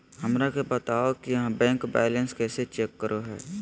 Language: Magahi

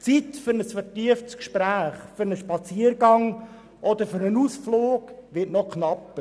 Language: Swiss German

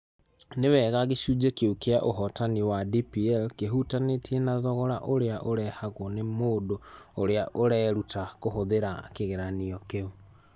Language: Kikuyu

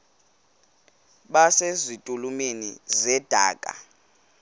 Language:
Xhosa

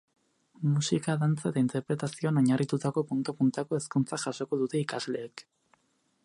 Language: Basque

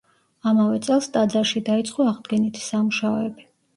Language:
Georgian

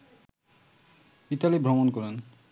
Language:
Bangla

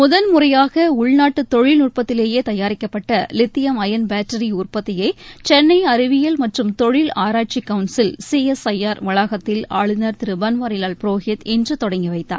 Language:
Tamil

